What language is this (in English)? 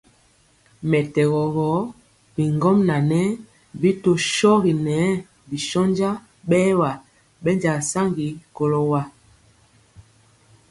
Mpiemo